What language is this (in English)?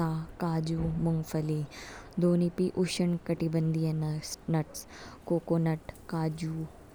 Kinnauri